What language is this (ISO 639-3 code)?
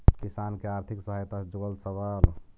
mag